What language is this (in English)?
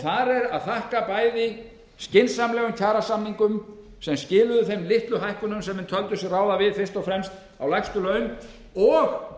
Icelandic